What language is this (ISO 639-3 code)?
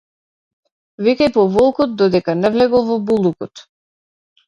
mkd